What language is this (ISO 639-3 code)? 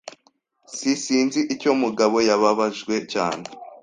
kin